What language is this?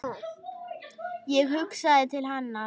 Icelandic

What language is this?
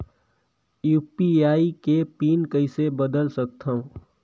Chhattisgarhi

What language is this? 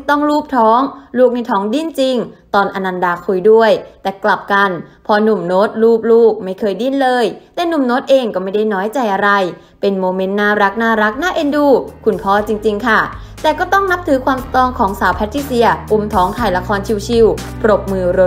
Thai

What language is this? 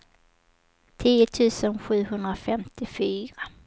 Swedish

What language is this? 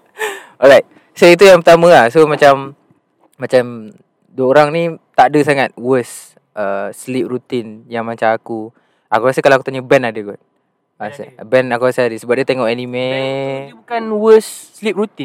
Malay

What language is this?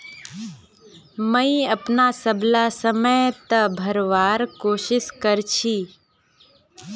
Magahi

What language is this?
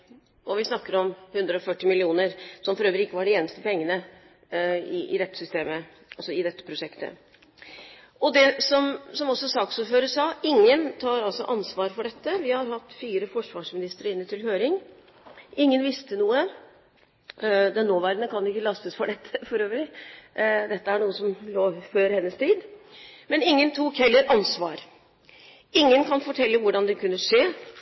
Norwegian Bokmål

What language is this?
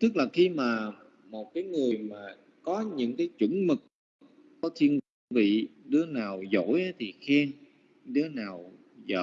Vietnamese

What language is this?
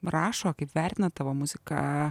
Lithuanian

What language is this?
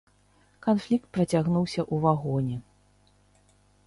Belarusian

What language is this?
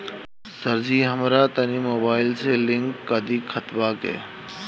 Bhojpuri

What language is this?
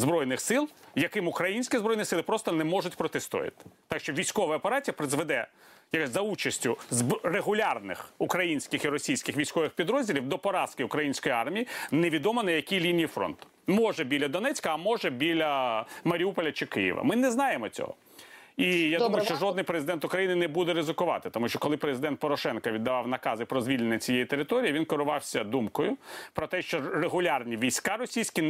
Ukrainian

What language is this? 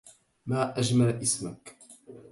Arabic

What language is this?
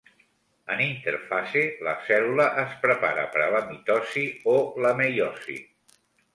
Catalan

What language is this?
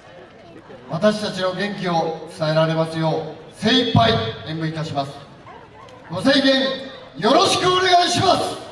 Japanese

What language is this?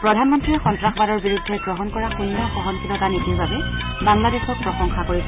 Assamese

